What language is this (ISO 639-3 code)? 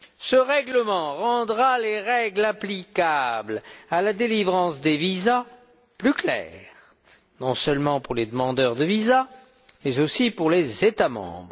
fra